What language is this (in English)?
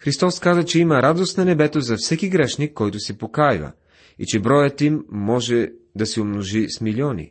Bulgarian